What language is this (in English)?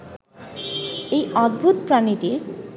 Bangla